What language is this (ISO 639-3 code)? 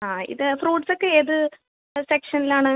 mal